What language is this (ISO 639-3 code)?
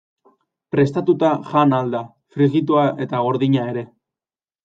eus